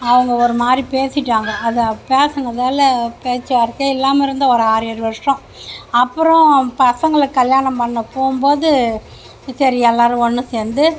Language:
Tamil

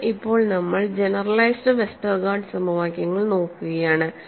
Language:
Malayalam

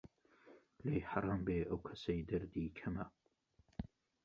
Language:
Central Kurdish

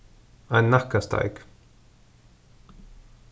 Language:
Faroese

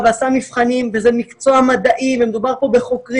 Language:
Hebrew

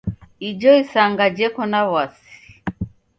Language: Taita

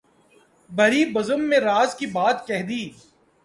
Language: Urdu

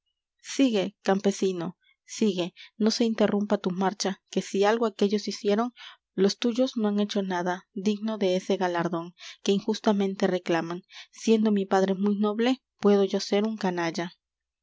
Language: Spanish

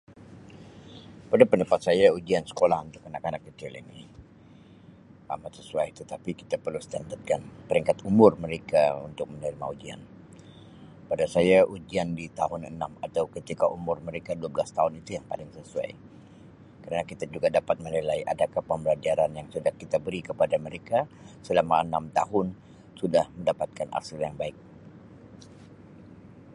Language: Sabah Malay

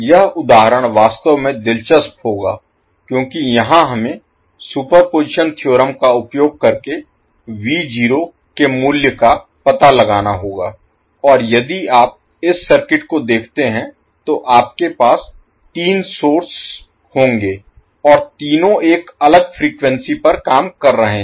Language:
Hindi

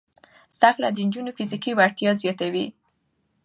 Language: Pashto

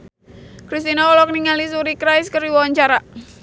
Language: Sundanese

